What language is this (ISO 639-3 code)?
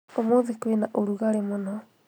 kik